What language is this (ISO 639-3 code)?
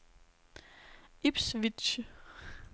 dan